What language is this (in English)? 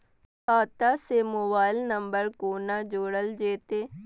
Maithili